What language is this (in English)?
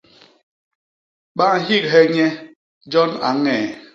Basaa